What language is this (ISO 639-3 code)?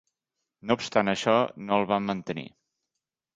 cat